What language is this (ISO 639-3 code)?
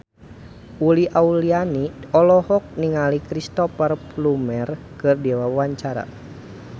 sun